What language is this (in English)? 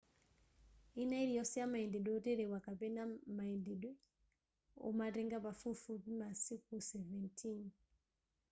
Nyanja